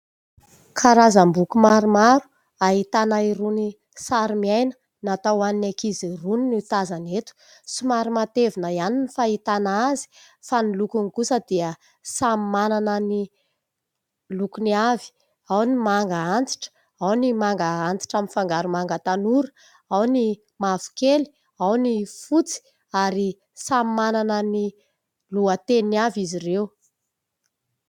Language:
Malagasy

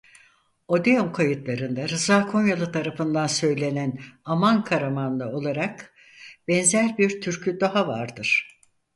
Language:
Turkish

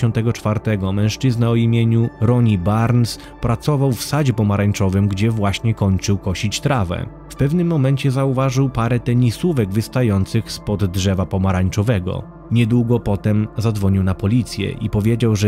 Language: Polish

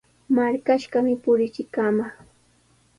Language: Sihuas Ancash Quechua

